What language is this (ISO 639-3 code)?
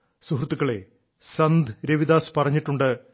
mal